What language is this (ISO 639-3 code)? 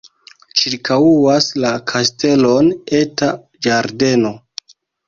epo